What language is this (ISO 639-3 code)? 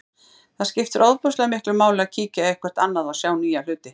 isl